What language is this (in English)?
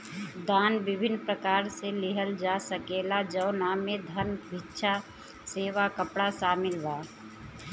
Bhojpuri